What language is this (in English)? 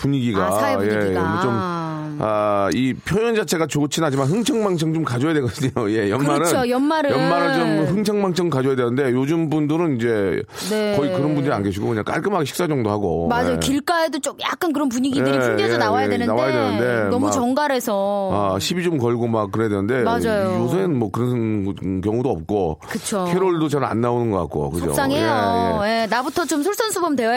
Korean